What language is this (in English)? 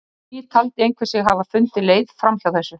Icelandic